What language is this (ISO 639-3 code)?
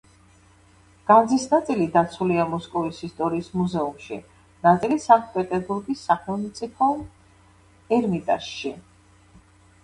kat